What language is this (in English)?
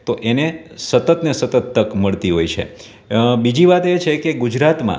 Gujarati